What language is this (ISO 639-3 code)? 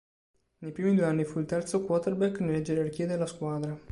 ita